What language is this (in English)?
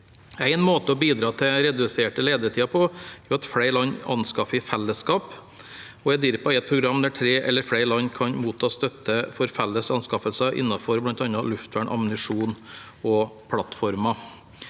Norwegian